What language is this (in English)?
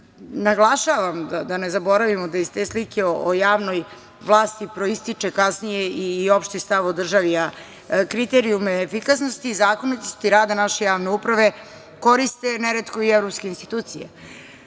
Serbian